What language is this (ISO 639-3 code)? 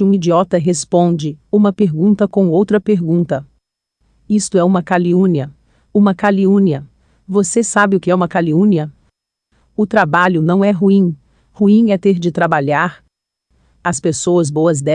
por